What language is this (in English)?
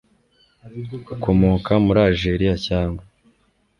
Kinyarwanda